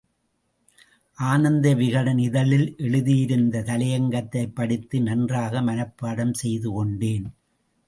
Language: Tamil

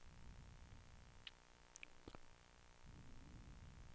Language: Swedish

